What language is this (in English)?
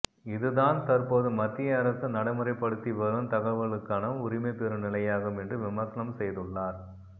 Tamil